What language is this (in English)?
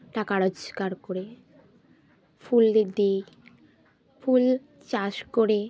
Bangla